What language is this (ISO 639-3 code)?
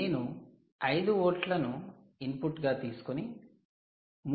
tel